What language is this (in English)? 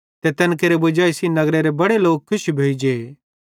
Bhadrawahi